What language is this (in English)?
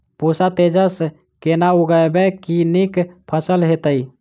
Maithili